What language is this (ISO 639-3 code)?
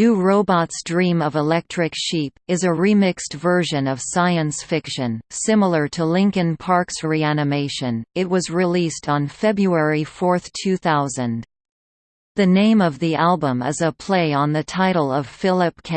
eng